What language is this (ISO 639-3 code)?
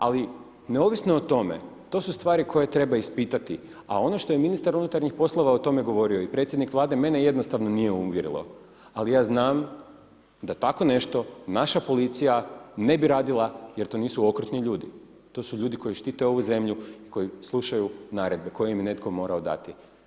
hrv